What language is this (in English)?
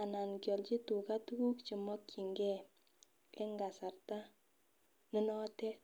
Kalenjin